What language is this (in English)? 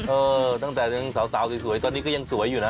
Thai